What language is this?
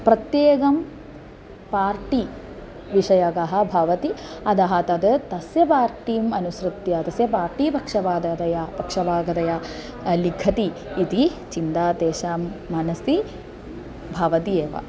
Sanskrit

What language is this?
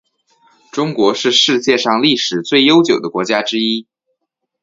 Chinese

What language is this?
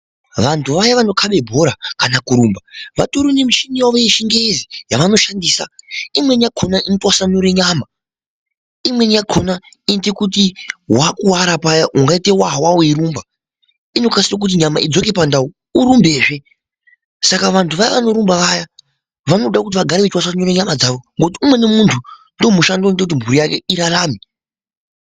Ndau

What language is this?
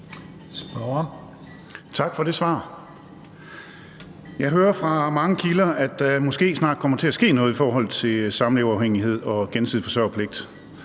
Danish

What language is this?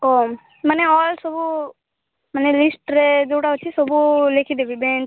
Odia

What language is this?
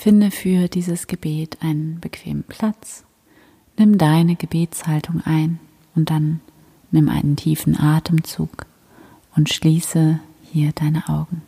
German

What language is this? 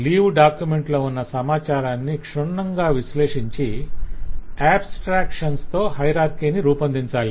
Telugu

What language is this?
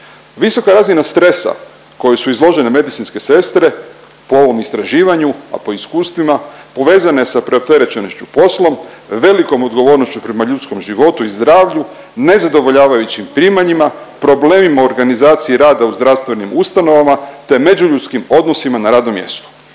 Croatian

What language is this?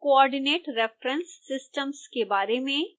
Hindi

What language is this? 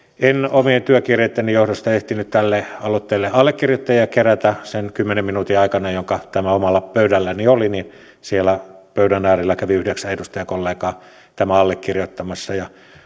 Finnish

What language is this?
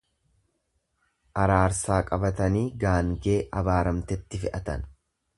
Oromo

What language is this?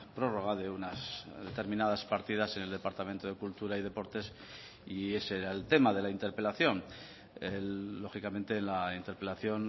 Spanish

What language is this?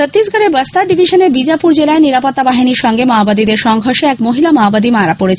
Bangla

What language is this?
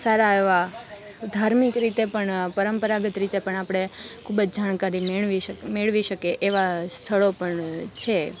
Gujarati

